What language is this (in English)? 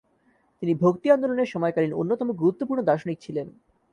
Bangla